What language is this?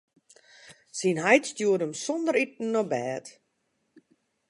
Western Frisian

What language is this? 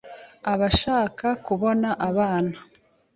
Kinyarwanda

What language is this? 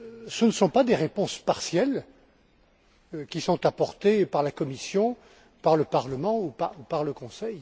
French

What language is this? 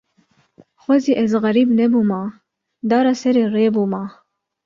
Kurdish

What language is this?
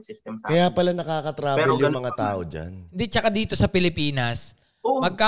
Filipino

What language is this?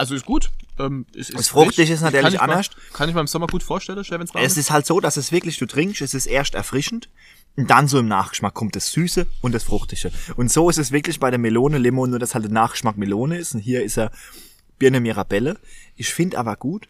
German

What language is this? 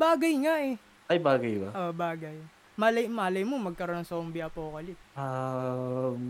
Filipino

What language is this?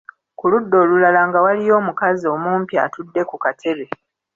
Ganda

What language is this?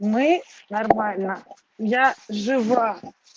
Russian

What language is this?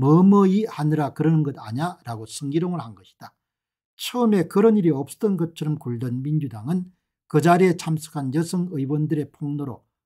Korean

